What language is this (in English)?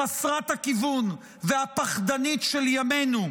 Hebrew